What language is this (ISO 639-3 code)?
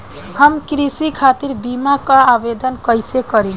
bho